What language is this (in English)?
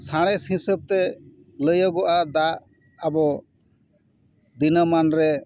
Santali